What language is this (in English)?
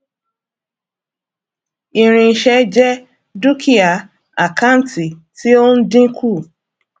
Yoruba